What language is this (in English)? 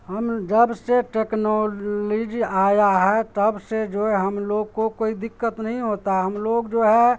Urdu